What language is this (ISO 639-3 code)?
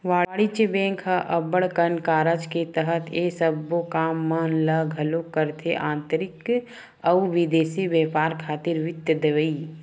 hne